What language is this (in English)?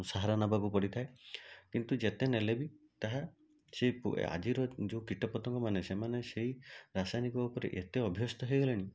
Odia